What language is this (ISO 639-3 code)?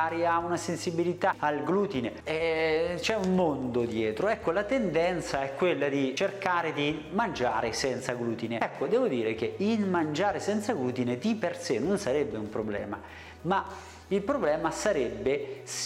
ita